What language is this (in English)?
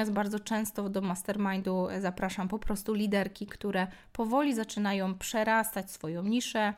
Polish